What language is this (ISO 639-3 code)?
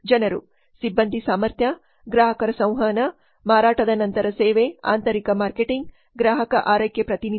kan